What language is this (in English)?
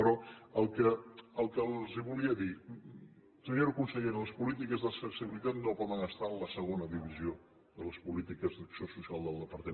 Catalan